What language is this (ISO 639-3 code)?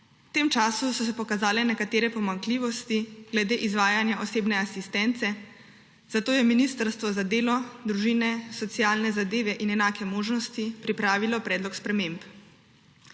slv